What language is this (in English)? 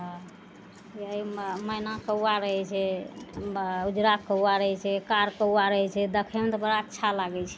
Maithili